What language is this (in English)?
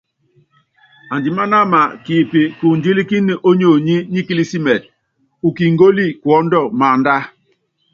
Yangben